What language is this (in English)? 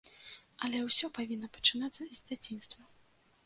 Belarusian